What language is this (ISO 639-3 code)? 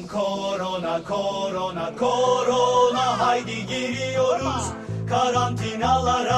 tur